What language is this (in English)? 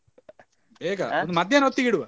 Kannada